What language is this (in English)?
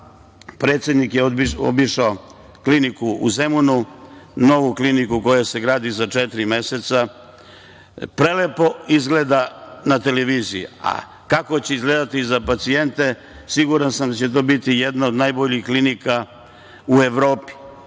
Serbian